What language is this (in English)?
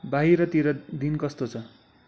Nepali